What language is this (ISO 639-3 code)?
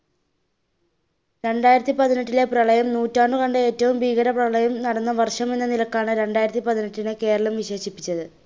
mal